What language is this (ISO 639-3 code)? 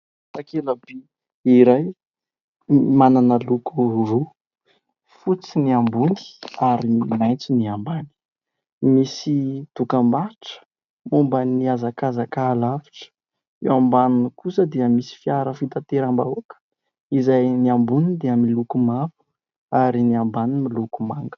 mlg